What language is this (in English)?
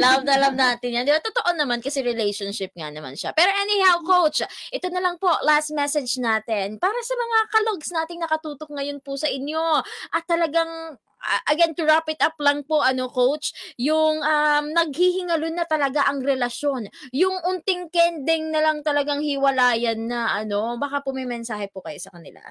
Filipino